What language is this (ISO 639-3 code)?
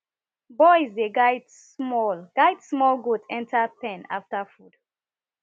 pcm